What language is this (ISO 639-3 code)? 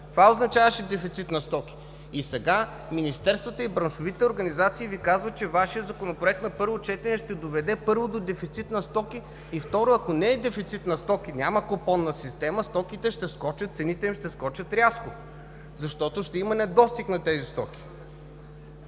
bul